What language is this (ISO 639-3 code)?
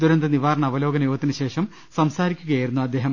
mal